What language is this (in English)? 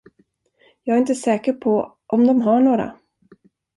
Swedish